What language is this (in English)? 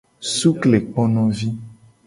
Gen